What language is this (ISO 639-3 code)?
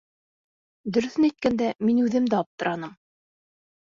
bak